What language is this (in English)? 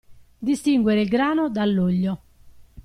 Italian